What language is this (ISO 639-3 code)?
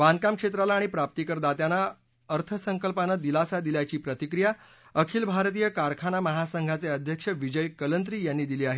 mar